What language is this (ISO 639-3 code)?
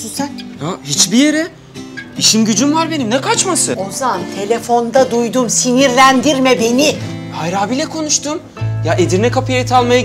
tur